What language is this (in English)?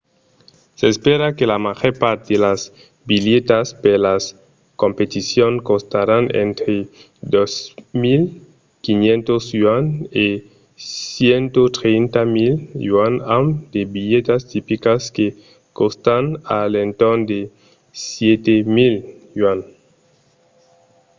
Occitan